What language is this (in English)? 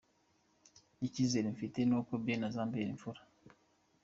Kinyarwanda